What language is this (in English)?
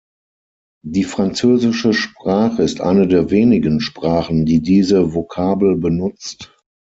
German